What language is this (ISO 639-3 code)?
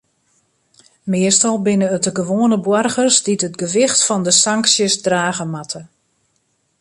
fry